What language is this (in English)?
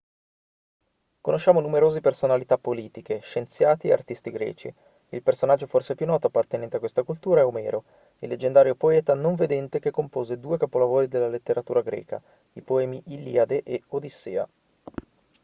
Italian